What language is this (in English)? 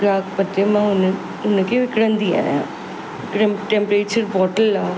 Sindhi